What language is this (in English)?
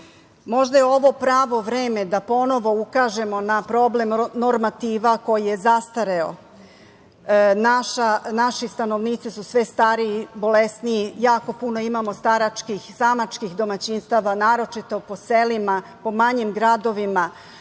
Serbian